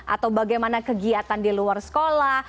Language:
Indonesian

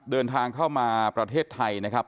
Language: Thai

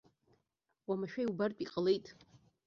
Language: Abkhazian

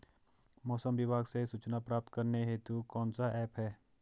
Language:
Hindi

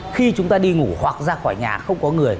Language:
Vietnamese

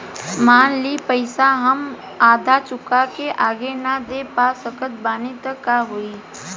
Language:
Bhojpuri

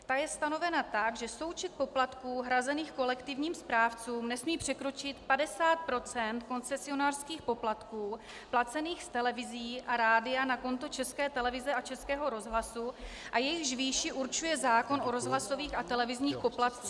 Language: Czech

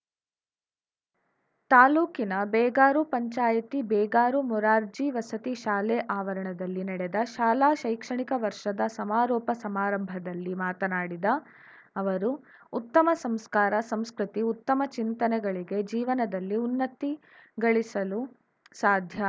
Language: Kannada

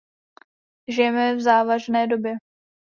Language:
Czech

